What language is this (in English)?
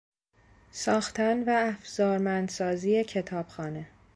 Persian